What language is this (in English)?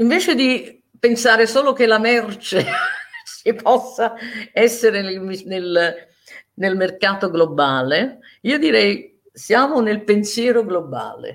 Italian